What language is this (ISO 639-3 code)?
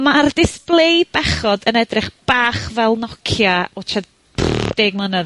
cym